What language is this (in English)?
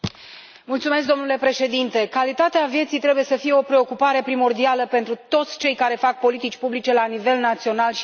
Romanian